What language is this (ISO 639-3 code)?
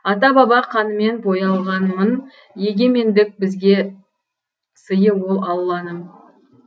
kaz